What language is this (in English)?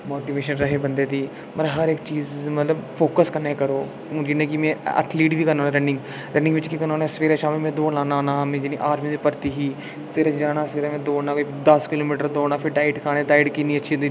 Dogri